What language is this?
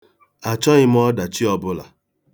Igbo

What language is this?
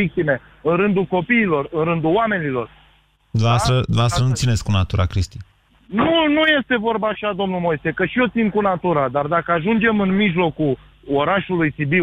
Romanian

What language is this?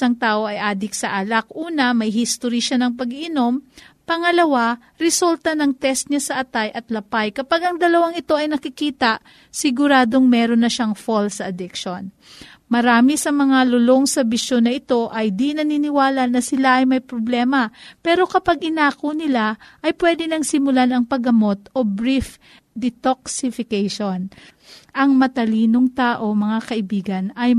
Filipino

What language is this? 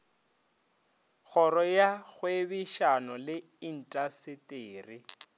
Northern Sotho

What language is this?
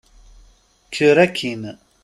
Kabyle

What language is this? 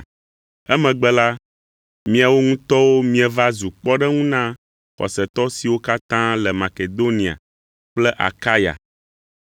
Ewe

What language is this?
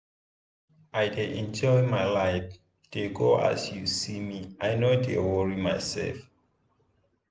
Nigerian Pidgin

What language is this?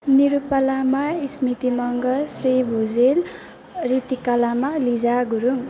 Nepali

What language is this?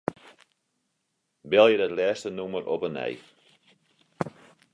Western Frisian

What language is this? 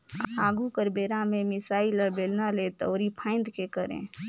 Chhattisgarhi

